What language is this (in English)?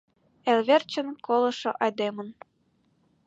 Mari